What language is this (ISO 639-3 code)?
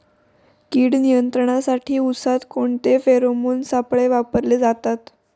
mar